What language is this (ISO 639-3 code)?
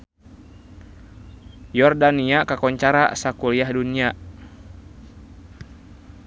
sun